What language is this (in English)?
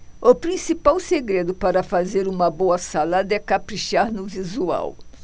Portuguese